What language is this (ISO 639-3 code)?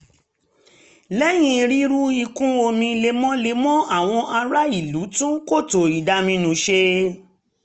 yor